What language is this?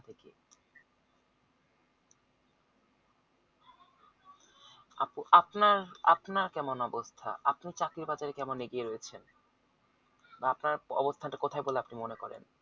Bangla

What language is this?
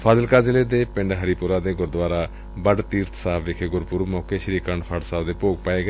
Punjabi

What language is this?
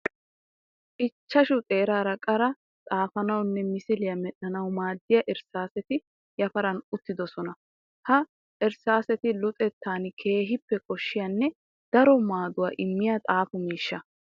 Wolaytta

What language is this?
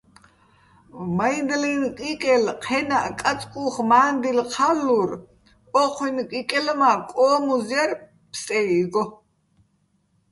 Bats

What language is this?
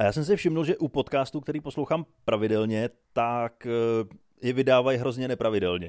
Czech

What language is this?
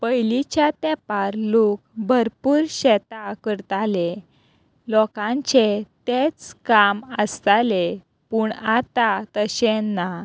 Konkani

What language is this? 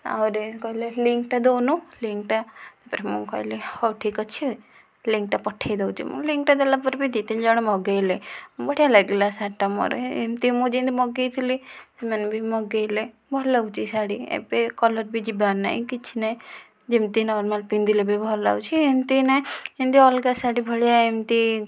Odia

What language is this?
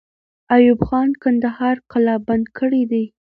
Pashto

